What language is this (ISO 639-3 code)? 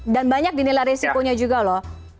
ind